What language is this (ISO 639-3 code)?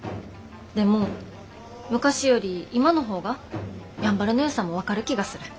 jpn